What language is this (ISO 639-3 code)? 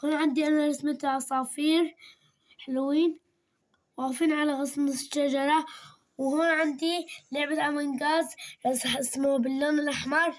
ara